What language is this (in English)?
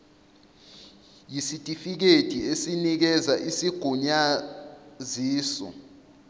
Zulu